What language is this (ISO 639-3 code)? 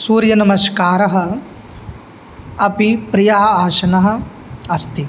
san